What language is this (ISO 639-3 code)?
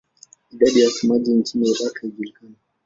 swa